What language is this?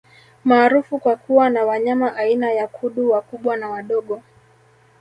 Swahili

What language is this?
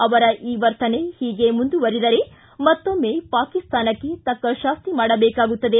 Kannada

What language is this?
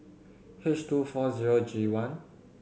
English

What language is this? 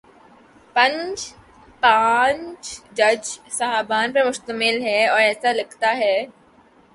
Urdu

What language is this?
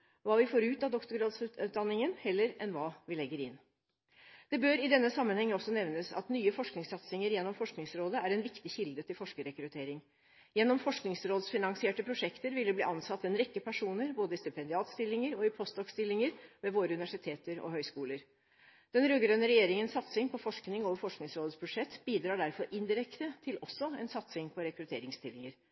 Norwegian Bokmål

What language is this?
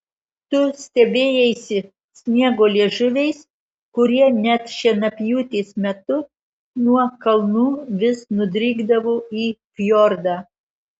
Lithuanian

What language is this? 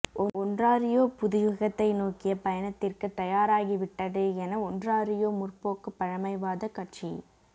Tamil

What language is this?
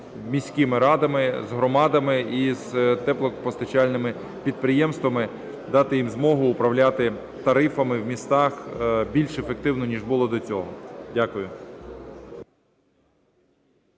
Ukrainian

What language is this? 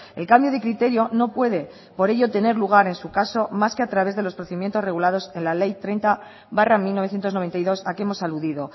Spanish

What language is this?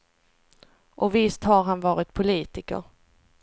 Swedish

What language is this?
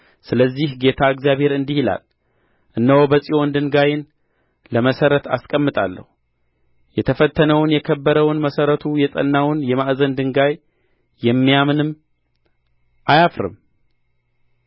Amharic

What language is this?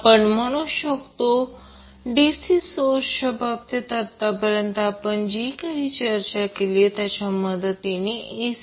Marathi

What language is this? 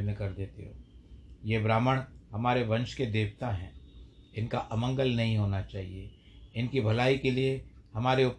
Hindi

